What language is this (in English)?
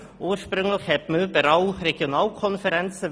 Swiss German